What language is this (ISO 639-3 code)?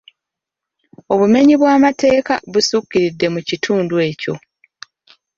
lug